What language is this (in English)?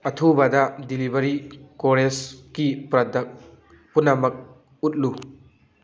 Manipuri